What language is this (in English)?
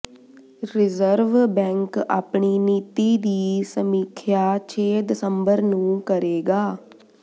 Punjabi